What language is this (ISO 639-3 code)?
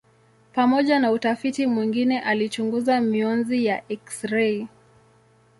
swa